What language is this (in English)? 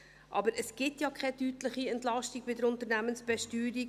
Swiss German